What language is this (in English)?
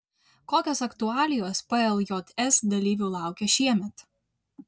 Lithuanian